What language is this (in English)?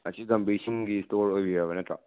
Manipuri